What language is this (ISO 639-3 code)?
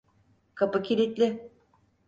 tur